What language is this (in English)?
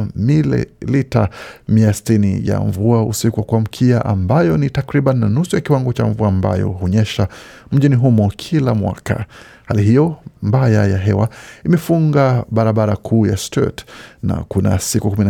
Swahili